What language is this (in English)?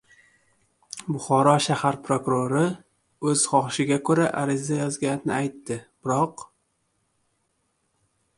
Uzbek